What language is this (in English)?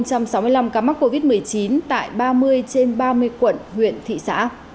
Vietnamese